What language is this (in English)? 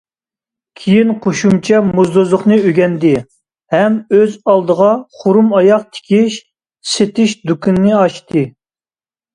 Uyghur